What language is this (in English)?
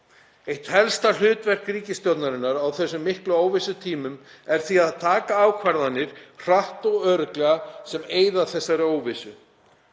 Icelandic